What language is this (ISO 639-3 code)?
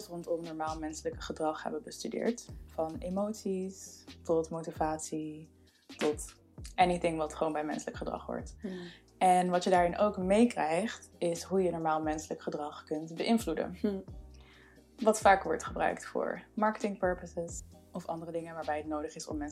nld